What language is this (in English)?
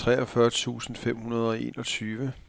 Danish